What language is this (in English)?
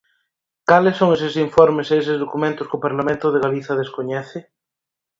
Galician